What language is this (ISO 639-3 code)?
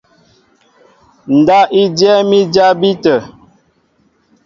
mbo